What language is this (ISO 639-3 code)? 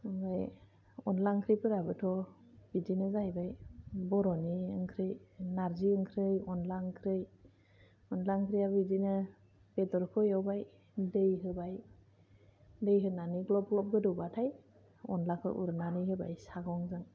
brx